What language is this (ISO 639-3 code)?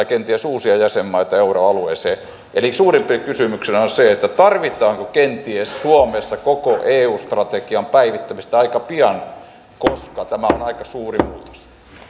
fin